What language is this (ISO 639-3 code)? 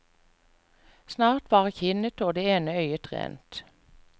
nor